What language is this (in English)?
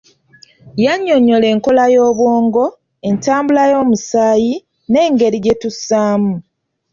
Ganda